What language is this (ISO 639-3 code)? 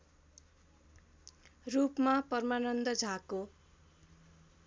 nep